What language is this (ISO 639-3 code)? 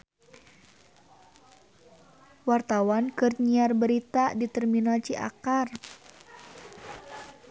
sun